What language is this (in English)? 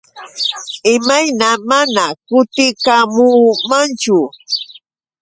Yauyos Quechua